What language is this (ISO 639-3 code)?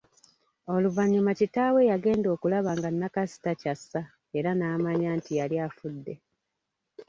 lug